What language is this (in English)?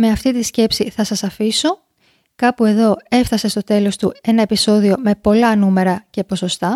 Greek